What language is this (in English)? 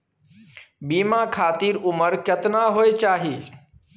Maithili